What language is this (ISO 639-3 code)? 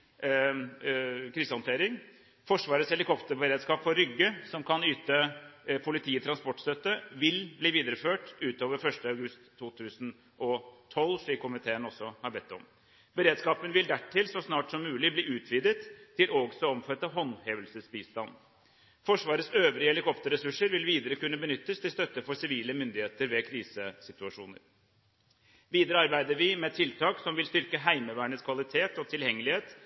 nob